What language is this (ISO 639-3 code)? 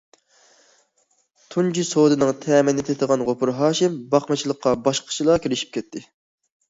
uig